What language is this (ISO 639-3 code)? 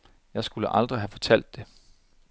dan